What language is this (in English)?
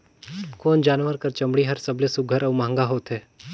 Chhattisgarhi